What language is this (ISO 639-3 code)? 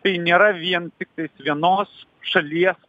lit